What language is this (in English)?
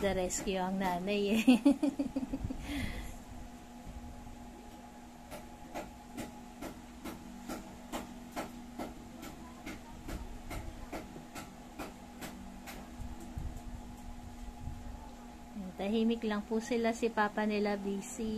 Filipino